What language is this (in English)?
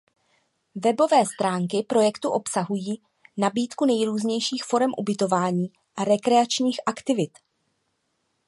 Czech